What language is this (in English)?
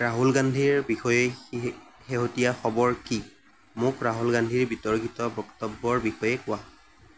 Assamese